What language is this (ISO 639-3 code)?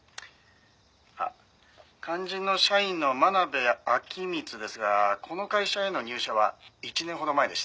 jpn